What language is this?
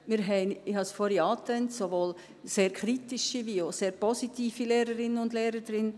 Swiss German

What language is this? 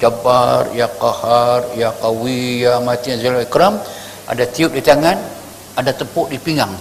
Malay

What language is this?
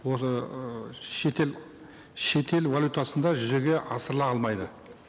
Kazakh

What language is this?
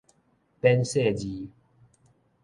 Min Nan Chinese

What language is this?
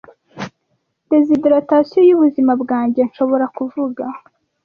Kinyarwanda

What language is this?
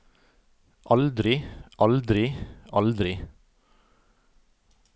Norwegian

